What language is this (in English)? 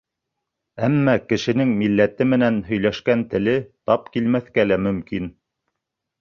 Bashkir